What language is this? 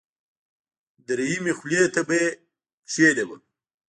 Pashto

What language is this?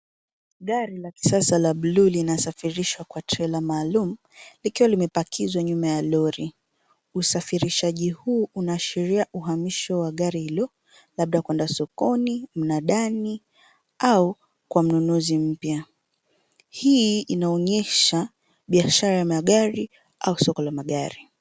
Swahili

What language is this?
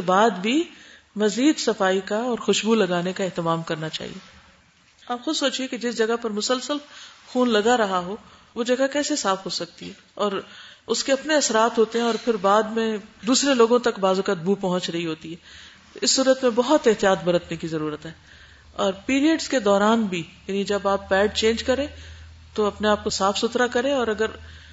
Urdu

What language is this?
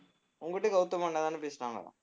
Tamil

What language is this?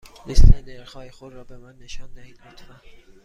Persian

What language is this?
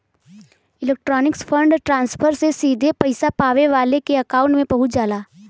Bhojpuri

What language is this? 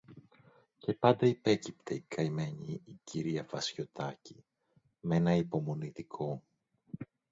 Greek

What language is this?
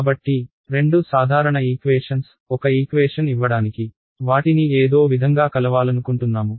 Telugu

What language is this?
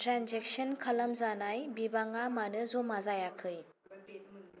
Bodo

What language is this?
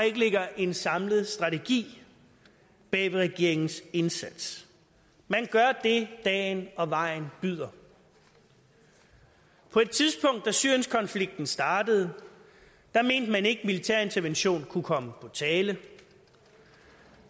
Danish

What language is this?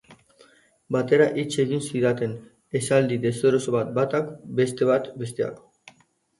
Basque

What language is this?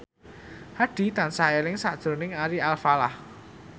Javanese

